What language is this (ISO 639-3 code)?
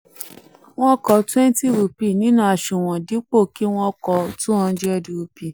yor